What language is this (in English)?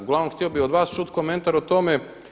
Croatian